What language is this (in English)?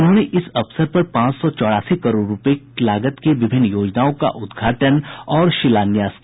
Hindi